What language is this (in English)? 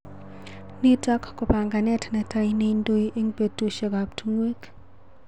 Kalenjin